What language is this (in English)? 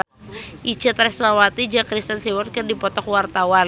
Sundanese